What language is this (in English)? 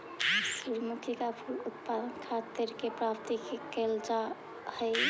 Magahi